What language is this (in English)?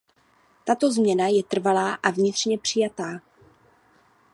Czech